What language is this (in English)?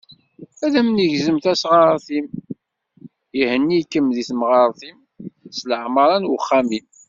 Kabyle